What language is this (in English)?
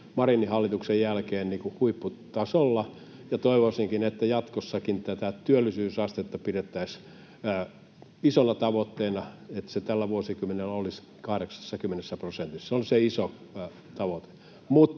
Finnish